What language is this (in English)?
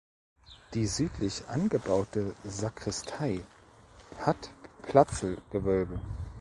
German